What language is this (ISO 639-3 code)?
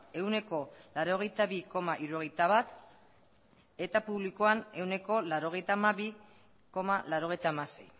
eus